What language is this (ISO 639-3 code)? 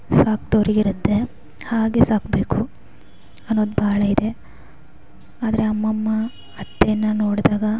kan